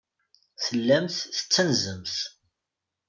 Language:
Kabyle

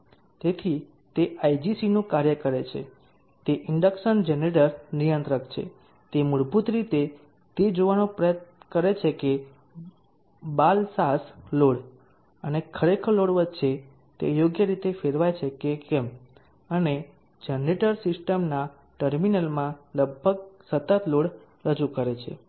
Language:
Gujarati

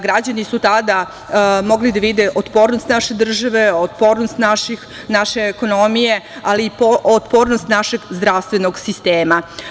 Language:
Serbian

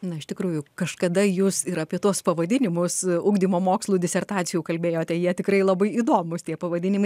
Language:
Lithuanian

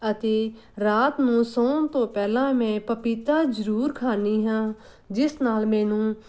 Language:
Punjabi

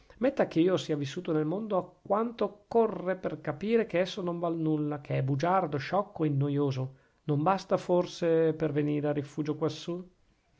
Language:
Italian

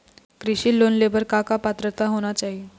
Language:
Chhattisgarhi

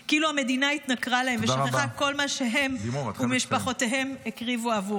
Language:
Hebrew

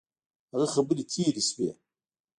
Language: Pashto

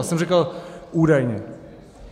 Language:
Czech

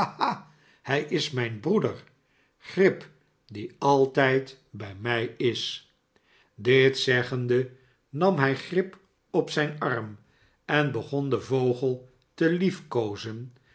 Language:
Dutch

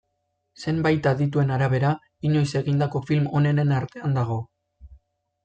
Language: Basque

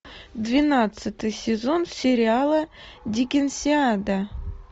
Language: Russian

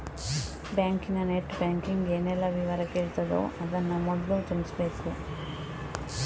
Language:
Kannada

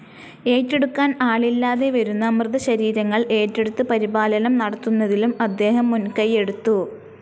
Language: Malayalam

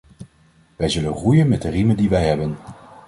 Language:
Dutch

